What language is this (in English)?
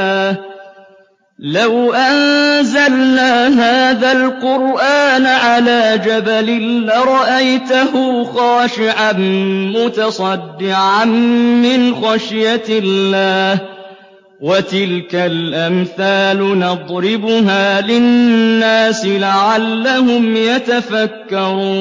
Arabic